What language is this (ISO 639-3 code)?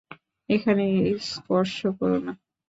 ben